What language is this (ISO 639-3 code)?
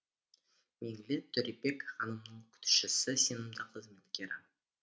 kaz